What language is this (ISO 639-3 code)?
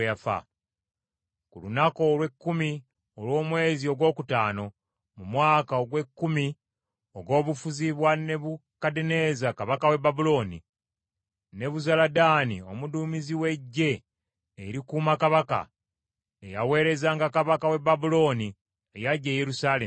lug